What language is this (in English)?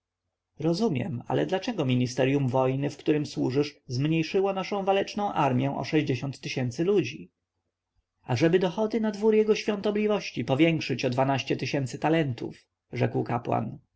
Polish